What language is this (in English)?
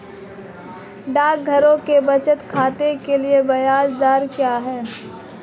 Hindi